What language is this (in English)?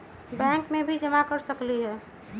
Magahi